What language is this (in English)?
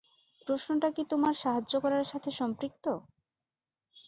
Bangla